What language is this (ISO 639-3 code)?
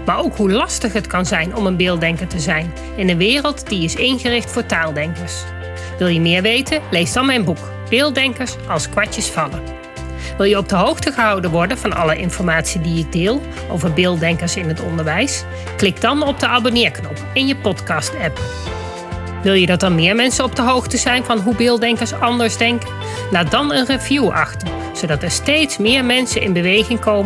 nld